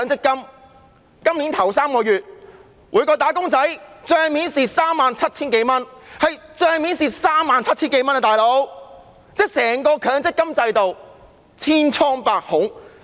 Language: Cantonese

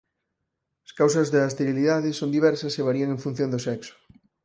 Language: Galician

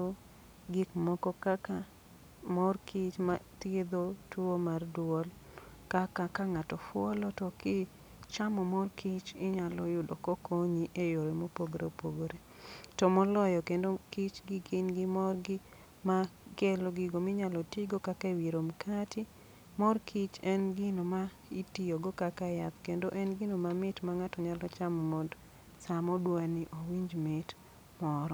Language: Luo (Kenya and Tanzania)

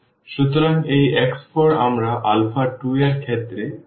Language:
Bangla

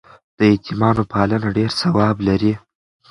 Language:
Pashto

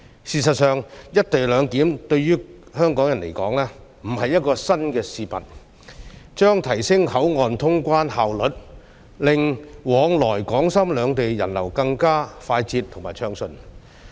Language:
Cantonese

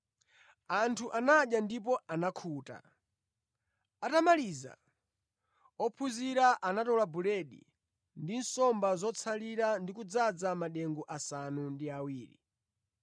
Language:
Nyanja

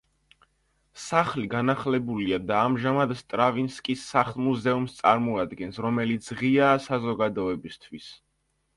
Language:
Georgian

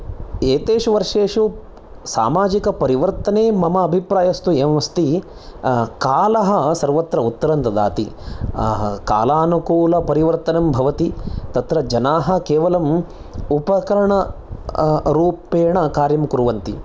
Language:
Sanskrit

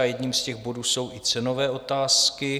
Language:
Czech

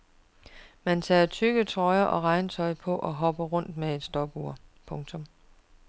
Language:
Danish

